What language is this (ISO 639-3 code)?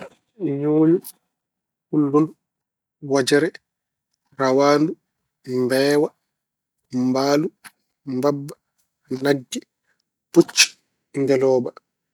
ful